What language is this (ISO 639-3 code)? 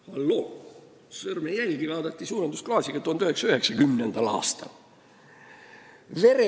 est